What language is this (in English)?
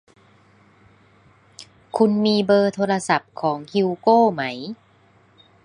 Thai